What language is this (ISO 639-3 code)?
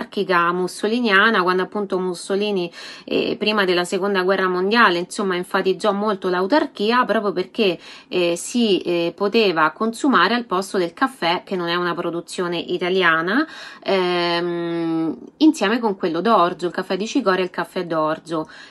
ita